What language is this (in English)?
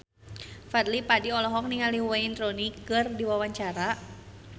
Sundanese